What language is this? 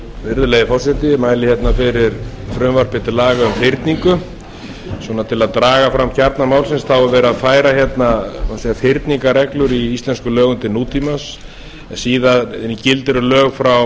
Icelandic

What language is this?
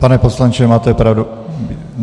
Czech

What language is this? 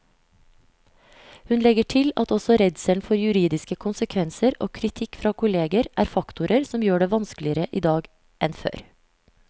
Norwegian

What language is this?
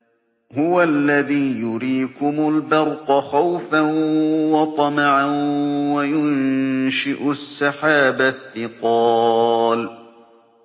Arabic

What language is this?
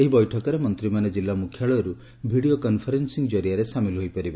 Odia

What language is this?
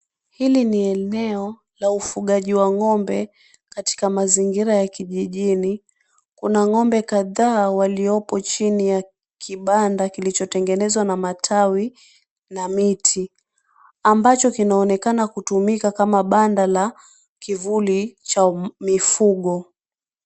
Swahili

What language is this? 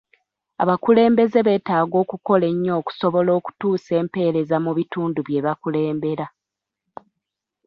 Ganda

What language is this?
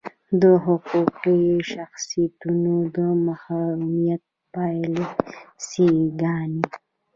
Pashto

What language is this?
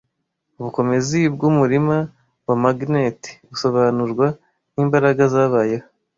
Kinyarwanda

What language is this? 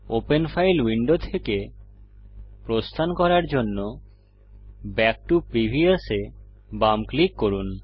Bangla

